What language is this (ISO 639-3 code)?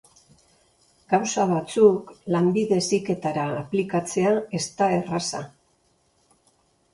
eus